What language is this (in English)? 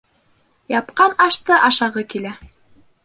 Bashkir